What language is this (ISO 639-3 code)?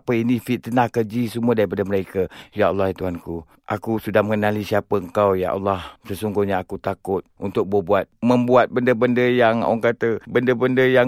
msa